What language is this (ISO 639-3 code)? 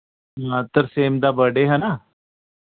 doi